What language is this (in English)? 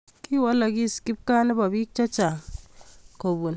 Kalenjin